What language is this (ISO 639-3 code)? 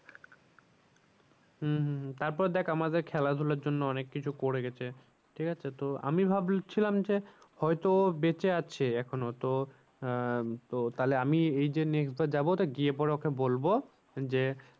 ben